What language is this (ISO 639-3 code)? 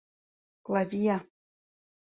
chm